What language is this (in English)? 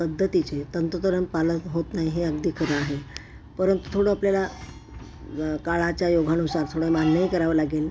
Marathi